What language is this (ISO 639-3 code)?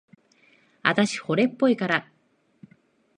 jpn